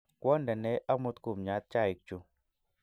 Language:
Kalenjin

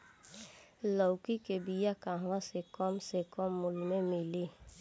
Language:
Bhojpuri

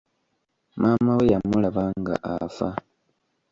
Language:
Ganda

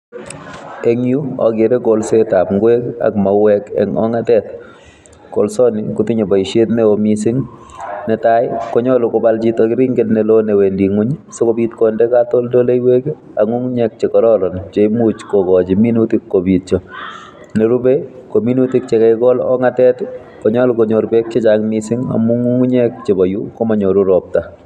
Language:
Kalenjin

